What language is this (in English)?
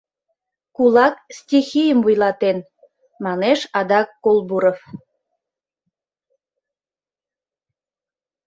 Mari